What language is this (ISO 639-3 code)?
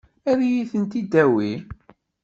kab